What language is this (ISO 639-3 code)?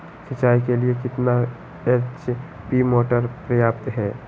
mag